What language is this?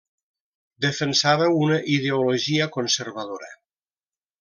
Catalan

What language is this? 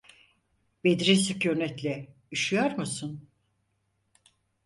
Turkish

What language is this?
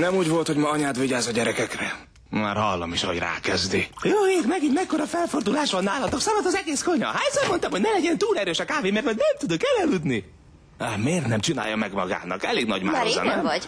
Hungarian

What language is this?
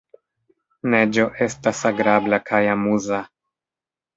Esperanto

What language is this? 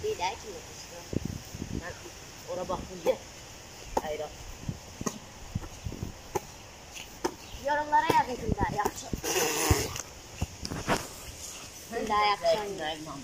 Turkish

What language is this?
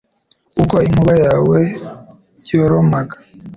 Kinyarwanda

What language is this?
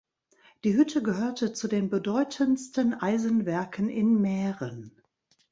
German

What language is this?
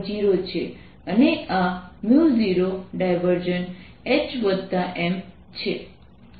Gujarati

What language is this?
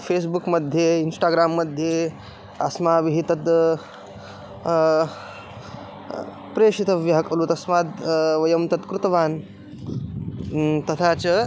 Sanskrit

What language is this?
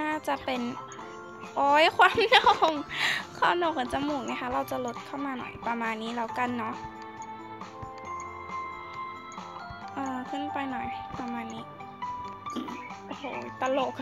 Thai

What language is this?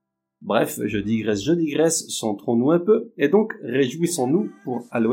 French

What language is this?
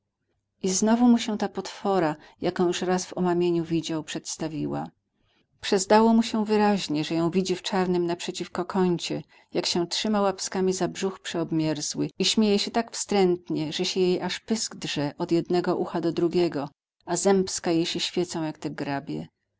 Polish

